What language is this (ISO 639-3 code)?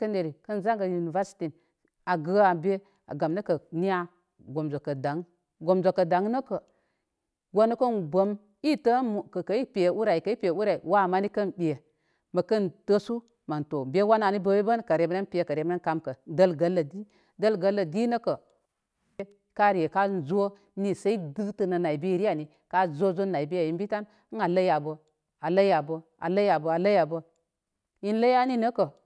kmy